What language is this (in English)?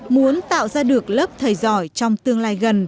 Vietnamese